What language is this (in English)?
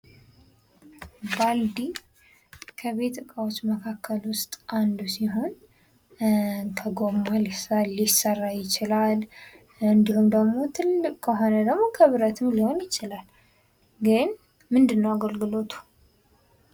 Amharic